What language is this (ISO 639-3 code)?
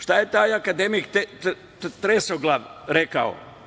srp